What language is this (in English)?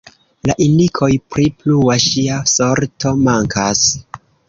Esperanto